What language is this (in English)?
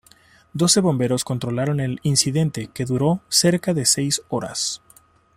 Spanish